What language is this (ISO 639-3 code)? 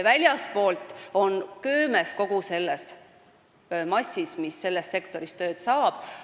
est